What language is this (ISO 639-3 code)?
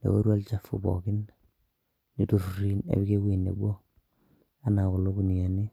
mas